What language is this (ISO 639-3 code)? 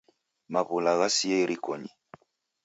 dav